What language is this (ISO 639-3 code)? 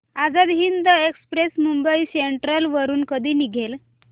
mar